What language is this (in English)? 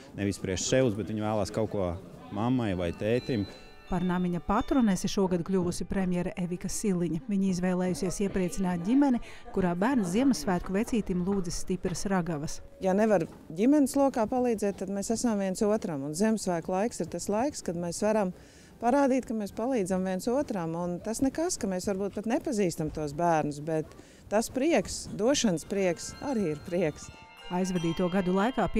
Latvian